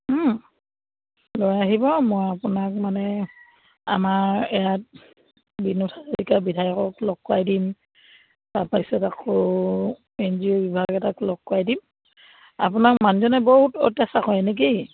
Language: Assamese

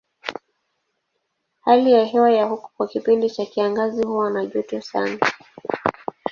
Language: Swahili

